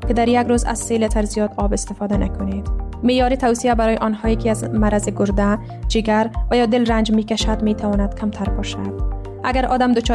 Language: Persian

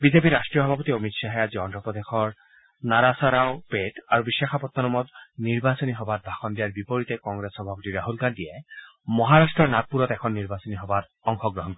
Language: Assamese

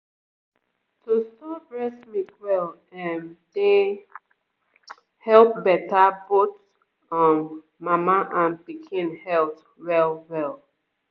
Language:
Nigerian Pidgin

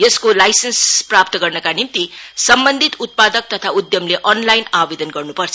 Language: Nepali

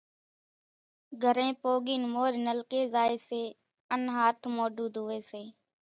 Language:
Kachi Koli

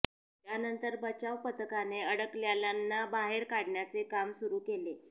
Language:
Marathi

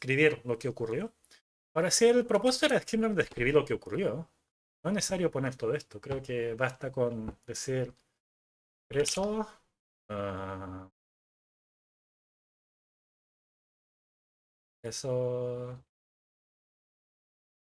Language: Spanish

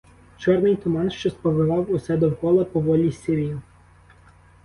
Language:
Ukrainian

